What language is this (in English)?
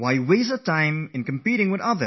English